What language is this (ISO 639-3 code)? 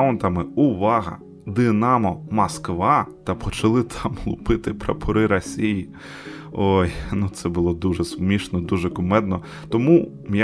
ukr